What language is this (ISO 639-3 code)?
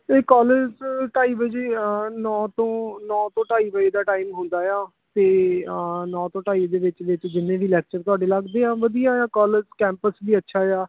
pan